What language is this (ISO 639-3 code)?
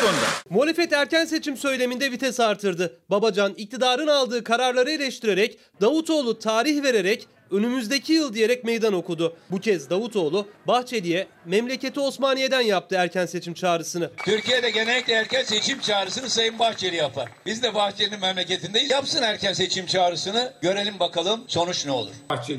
tur